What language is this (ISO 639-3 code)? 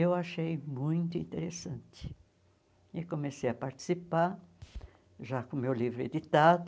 por